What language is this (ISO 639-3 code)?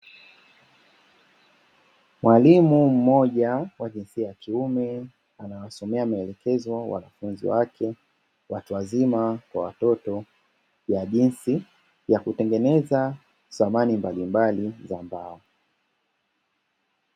swa